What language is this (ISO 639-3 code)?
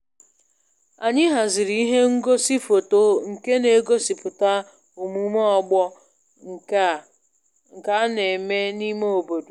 ibo